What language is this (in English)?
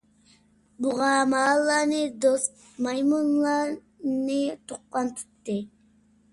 Uyghur